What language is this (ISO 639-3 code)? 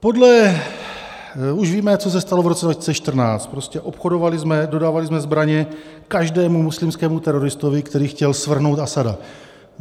ces